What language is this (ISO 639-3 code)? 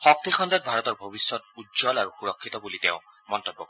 asm